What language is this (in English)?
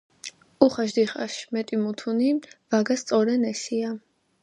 Georgian